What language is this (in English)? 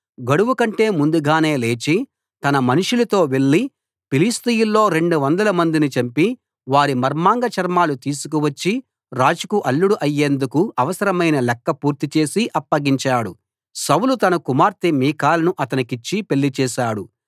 Telugu